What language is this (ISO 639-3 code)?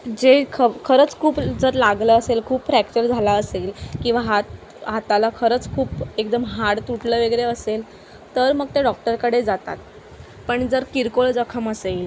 mar